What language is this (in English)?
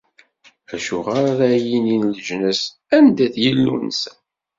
Kabyle